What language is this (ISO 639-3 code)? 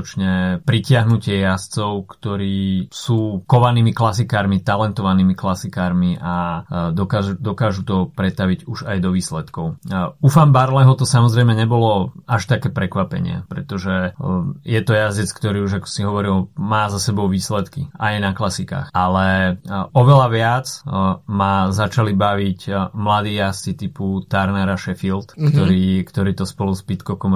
slk